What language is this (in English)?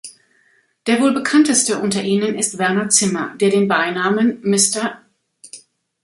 German